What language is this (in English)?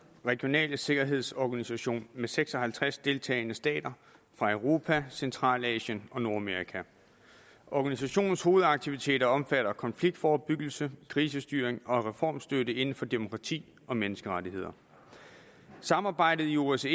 Danish